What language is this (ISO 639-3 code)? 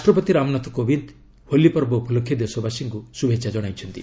ori